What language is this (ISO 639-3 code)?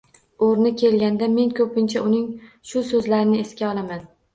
uzb